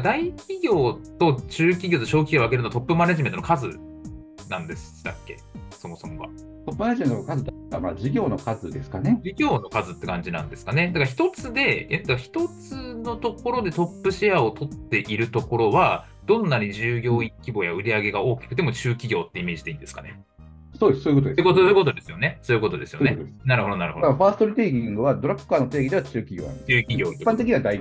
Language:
Japanese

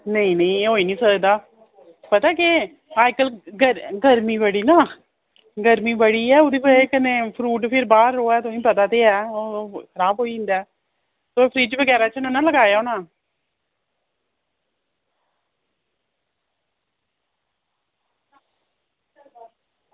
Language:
Dogri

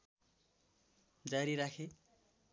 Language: Nepali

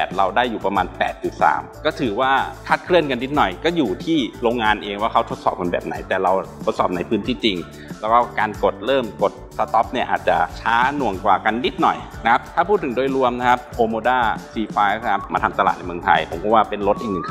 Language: Thai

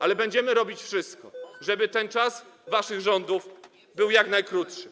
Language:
Polish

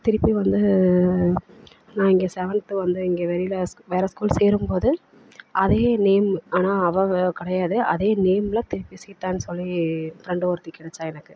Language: Tamil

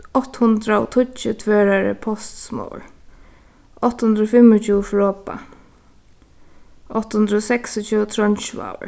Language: Faroese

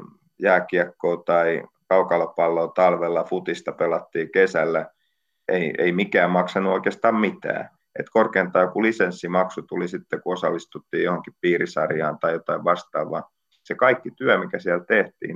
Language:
Finnish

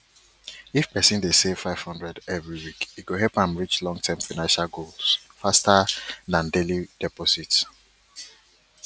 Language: Nigerian Pidgin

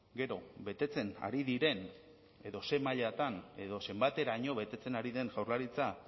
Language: Basque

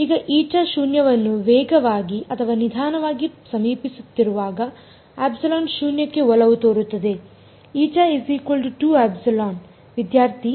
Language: Kannada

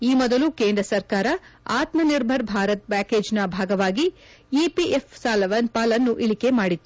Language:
Kannada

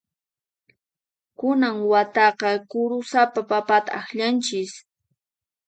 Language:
Puno Quechua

